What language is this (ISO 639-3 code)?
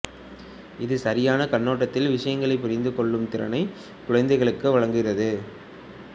tam